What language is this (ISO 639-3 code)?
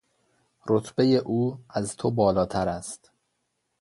fas